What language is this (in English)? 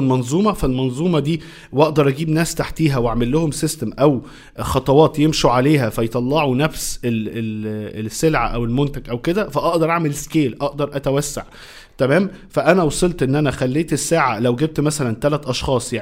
Arabic